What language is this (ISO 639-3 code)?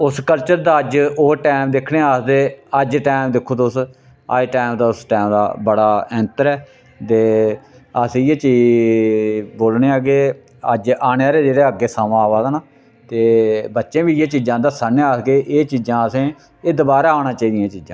doi